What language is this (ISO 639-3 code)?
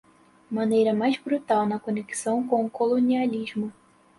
por